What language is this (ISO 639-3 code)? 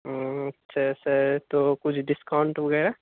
urd